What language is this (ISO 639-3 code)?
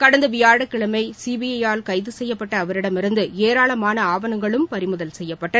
tam